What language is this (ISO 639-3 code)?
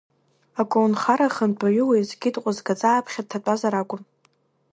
abk